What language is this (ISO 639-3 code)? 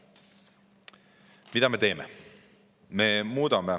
est